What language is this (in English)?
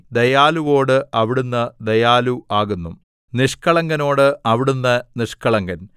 Malayalam